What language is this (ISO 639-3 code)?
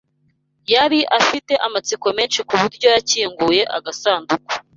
kin